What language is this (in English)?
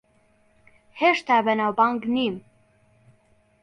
Central Kurdish